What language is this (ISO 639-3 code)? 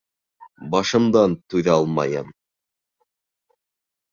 bak